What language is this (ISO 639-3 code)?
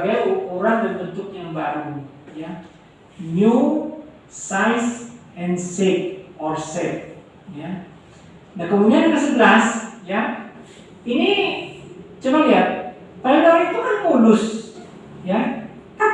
ind